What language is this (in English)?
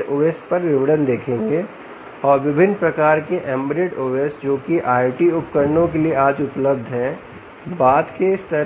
Hindi